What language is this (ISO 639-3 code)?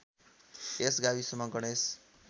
nep